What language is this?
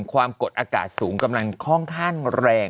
Thai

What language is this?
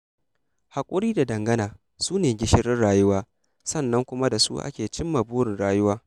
Hausa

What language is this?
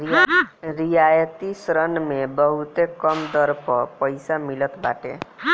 Bhojpuri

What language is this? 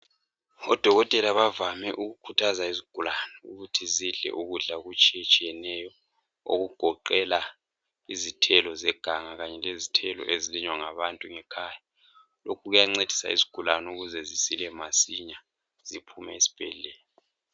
North Ndebele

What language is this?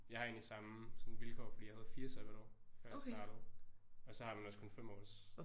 Danish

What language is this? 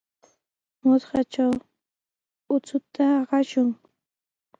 Sihuas Ancash Quechua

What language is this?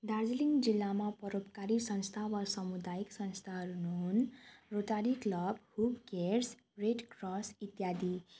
Nepali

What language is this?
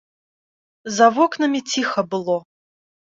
Belarusian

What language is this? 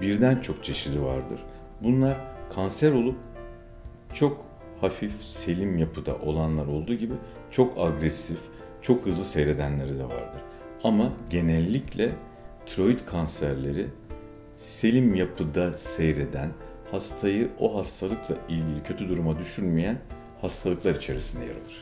Turkish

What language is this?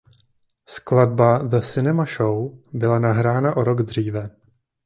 Czech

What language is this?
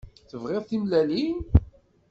Kabyle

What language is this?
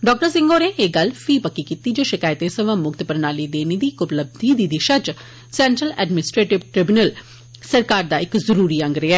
Dogri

